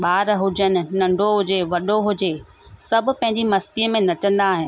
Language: Sindhi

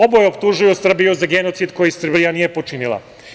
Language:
Serbian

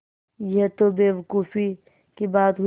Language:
Hindi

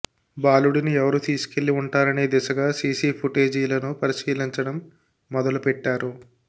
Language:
Telugu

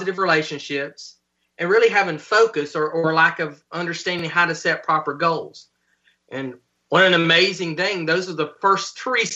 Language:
English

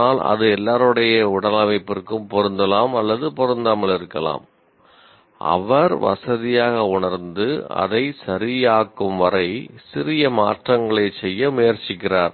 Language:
Tamil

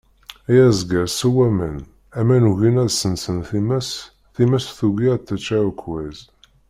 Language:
Kabyle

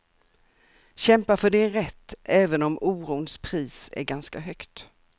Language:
Swedish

